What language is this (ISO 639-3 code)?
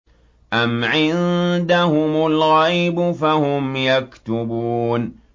ara